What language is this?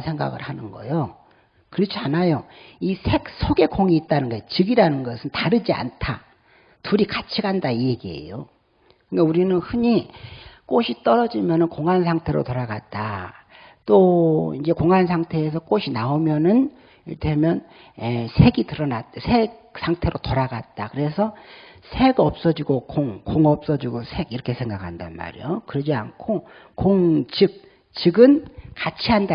Korean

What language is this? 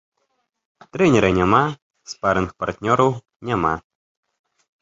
Belarusian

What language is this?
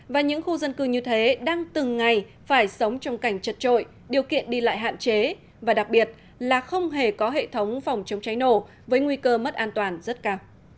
Vietnamese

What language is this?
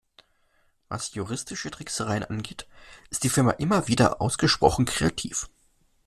German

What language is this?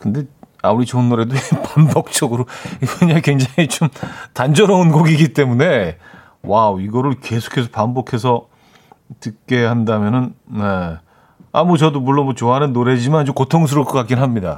Korean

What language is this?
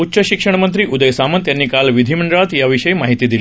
Marathi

